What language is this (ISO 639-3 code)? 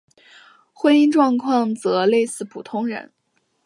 zho